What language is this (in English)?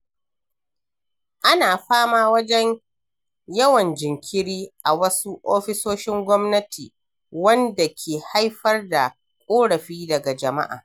Hausa